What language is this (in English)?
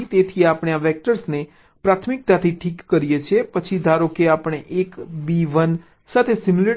Gujarati